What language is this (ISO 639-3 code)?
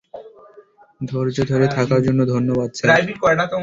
ben